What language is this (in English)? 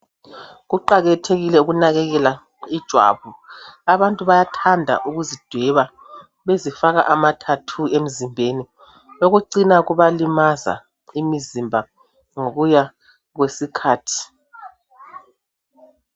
North Ndebele